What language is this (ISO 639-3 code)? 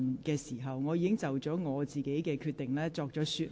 yue